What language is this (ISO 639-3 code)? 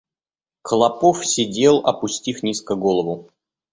rus